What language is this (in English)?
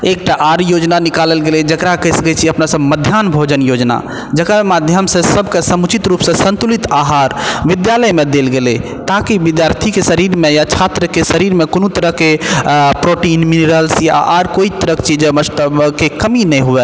Maithili